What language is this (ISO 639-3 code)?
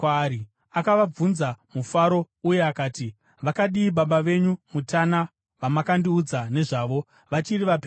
sna